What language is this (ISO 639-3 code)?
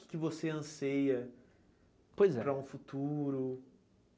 por